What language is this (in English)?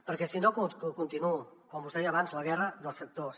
Catalan